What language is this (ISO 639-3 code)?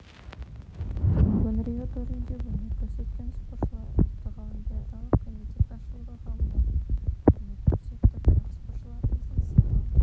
kaz